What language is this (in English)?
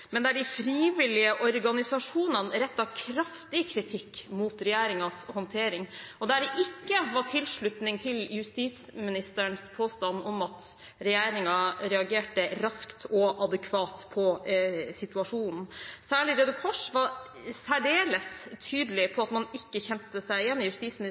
Norwegian Bokmål